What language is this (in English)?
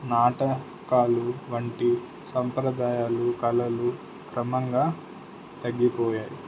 Telugu